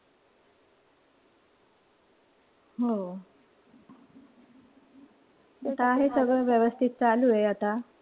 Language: Marathi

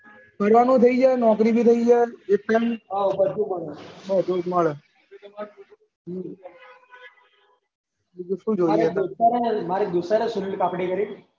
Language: Gujarati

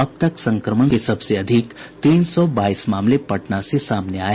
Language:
Hindi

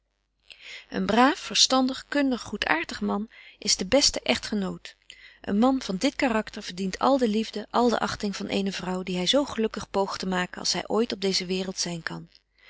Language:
Dutch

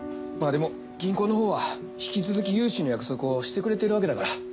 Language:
Japanese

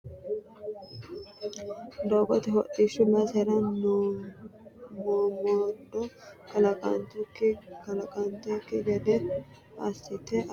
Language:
Sidamo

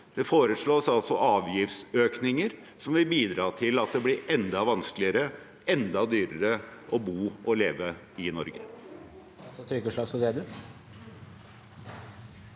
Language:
Norwegian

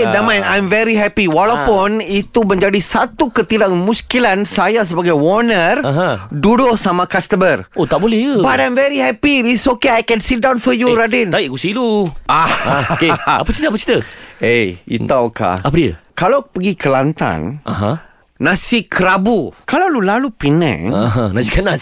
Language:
Malay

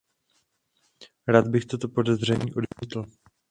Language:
Czech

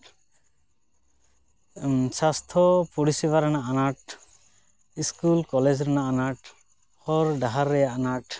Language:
Santali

